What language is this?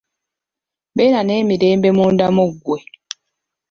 Ganda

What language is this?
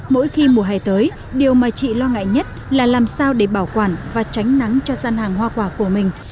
Vietnamese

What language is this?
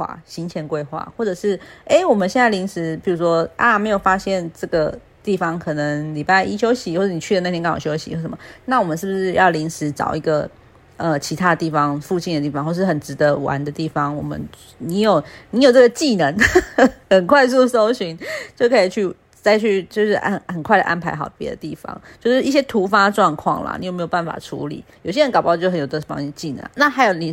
Chinese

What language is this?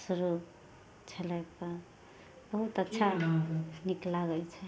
Maithili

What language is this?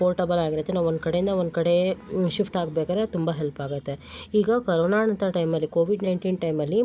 Kannada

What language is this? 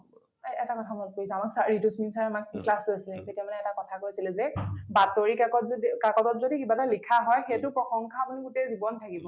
Assamese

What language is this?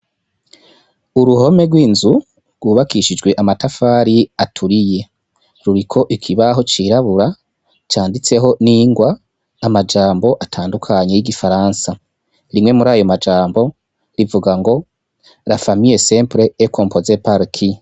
Rundi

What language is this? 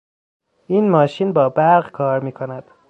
Persian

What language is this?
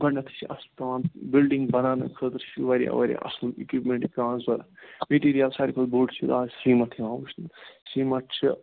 Kashmiri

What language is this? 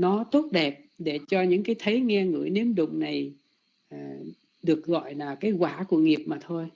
Vietnamese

